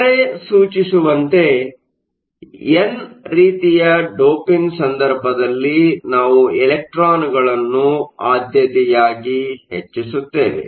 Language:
Kannada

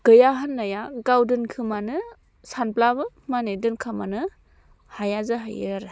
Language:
Bodo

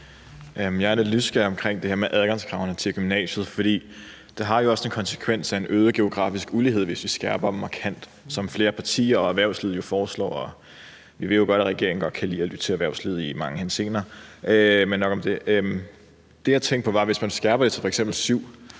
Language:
Danish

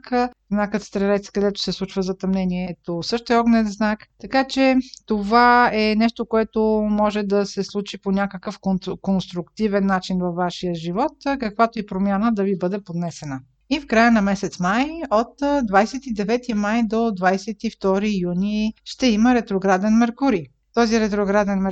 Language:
Bulgarian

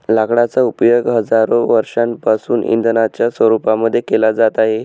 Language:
Marathi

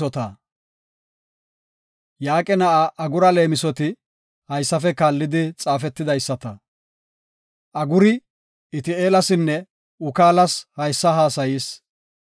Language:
Gofa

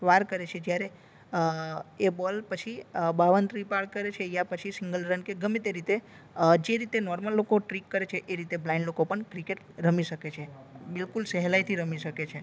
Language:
Gujarati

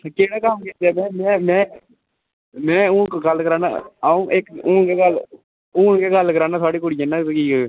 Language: Dogri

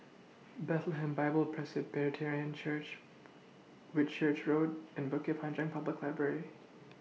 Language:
English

